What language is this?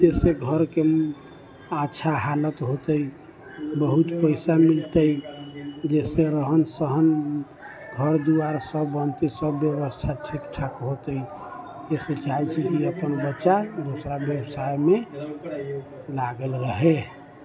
Maithili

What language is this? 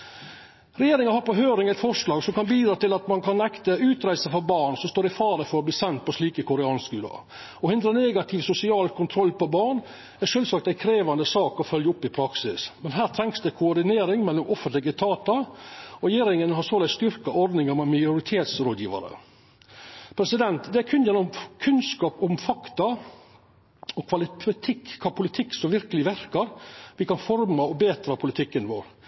Norwegian Nynorsk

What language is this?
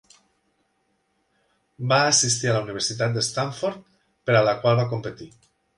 Catalan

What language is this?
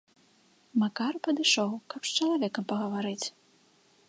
Belarusian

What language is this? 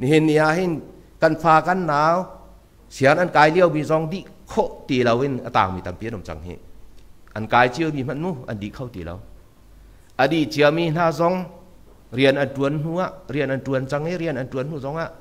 Thai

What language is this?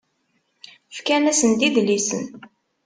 Kabyle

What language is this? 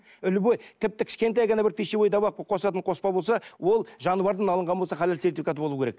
Kazakh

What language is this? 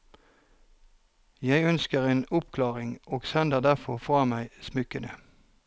Norwegian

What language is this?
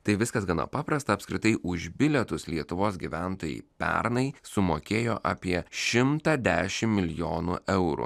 Lithuanian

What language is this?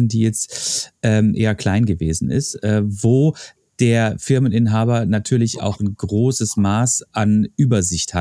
German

